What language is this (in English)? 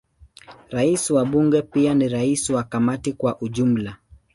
Swahili